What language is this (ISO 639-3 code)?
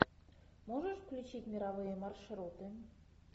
rus